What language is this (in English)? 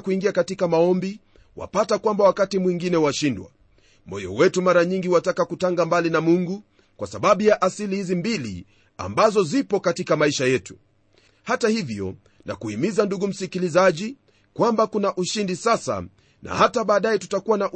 Swahili